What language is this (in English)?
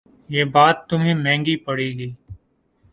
Urdu